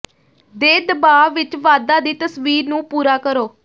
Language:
Punjabi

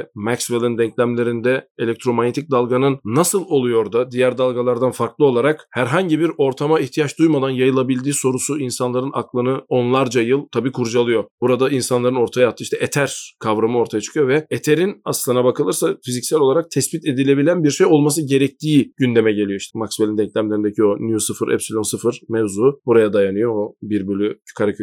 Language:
Turkish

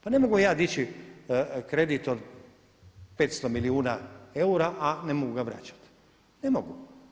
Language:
Croatian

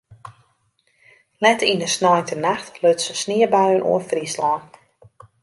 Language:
Western Frisian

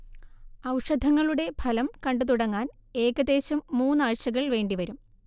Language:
Malayalam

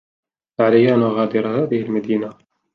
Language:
Arabic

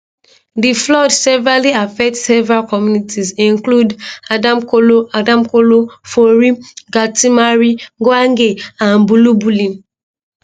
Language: Nigerian Pidgin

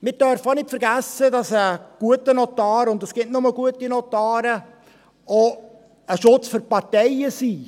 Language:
Swiss German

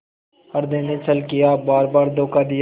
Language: Hindi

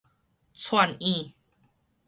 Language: Min Nan Chinese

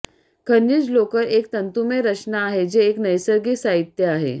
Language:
Marathi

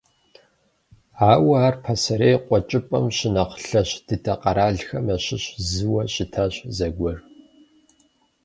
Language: Kabardian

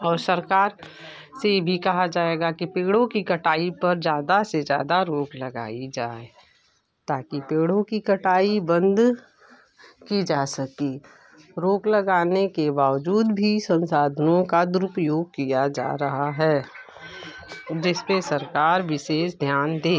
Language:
Hindi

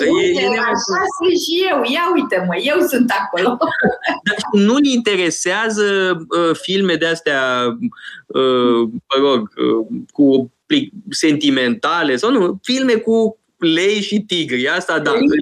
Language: Romanian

